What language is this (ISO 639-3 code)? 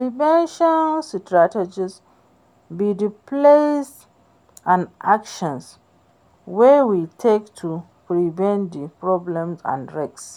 pcm